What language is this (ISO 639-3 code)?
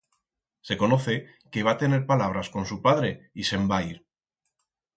arg